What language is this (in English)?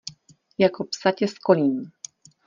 Czech